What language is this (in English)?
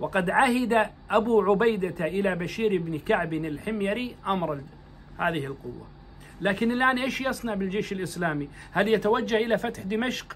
Arabic